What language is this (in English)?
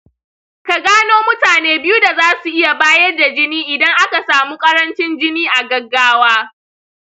Hausa